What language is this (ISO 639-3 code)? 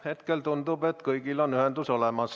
est